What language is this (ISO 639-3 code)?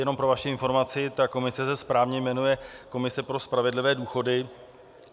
ces